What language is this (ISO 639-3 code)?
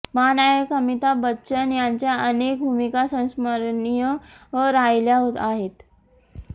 mar